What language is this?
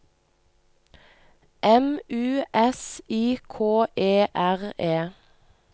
Norwegian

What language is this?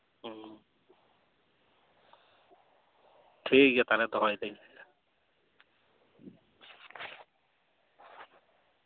Santali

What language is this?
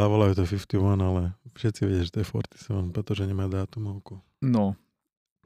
Slovak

